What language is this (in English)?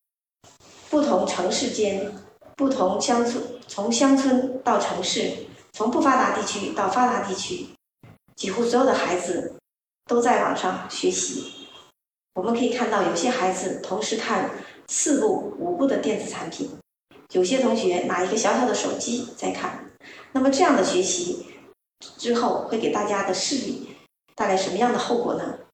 Chinese